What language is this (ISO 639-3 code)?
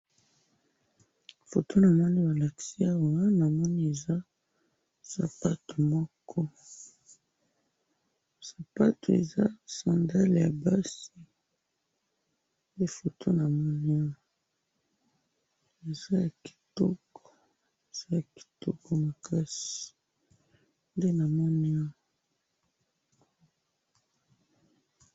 lin